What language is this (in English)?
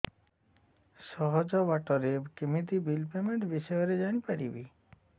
Odia